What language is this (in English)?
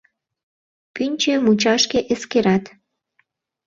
Mari